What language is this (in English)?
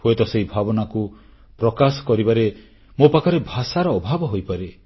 Odia